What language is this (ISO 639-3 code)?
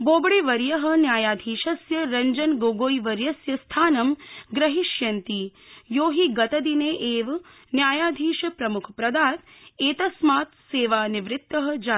san